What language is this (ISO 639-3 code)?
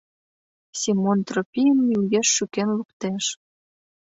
chm